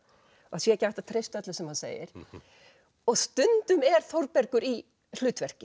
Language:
Icelandic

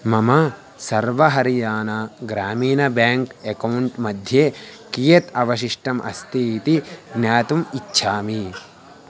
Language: Sanskrit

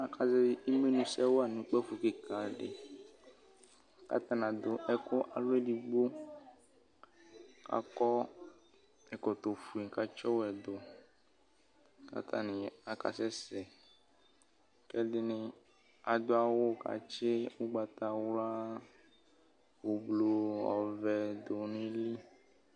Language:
Ikposo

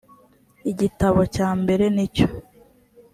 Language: Kinyarwanda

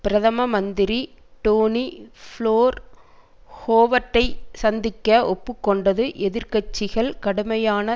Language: Tamil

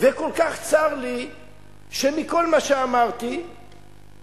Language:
Hebrew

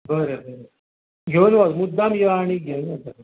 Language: Konkani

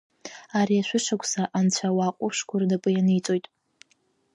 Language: Abkhazian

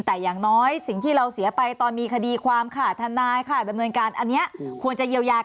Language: Thai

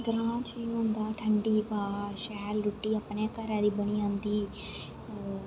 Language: Dogri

